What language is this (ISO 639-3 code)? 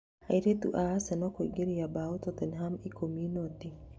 kik